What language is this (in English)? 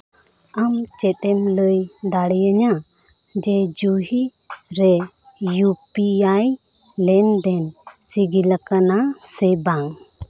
Santali